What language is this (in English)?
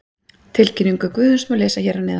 Icelandic